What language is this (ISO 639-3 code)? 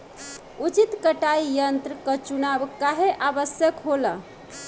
bho